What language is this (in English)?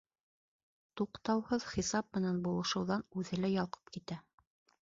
Bashkir